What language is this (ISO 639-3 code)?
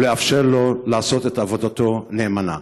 heb